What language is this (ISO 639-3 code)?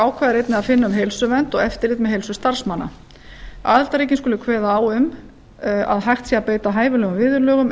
isl